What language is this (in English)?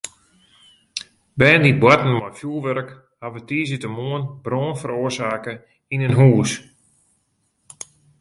Western Frisian